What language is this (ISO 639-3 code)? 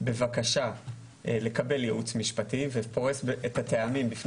heb